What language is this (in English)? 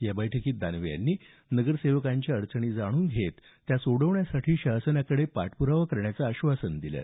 Marathi